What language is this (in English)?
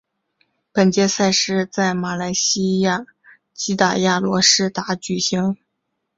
Chinese